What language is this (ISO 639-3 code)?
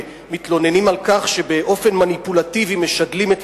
heb